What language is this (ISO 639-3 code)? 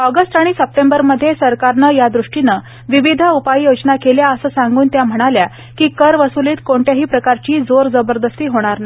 mar